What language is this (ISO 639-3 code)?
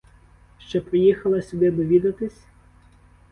ukr